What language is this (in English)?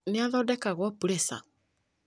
Kikuyu